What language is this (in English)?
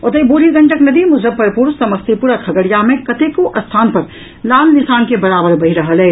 Maithili